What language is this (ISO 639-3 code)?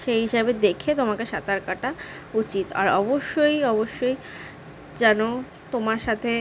ben